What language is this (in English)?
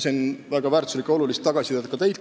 Estonian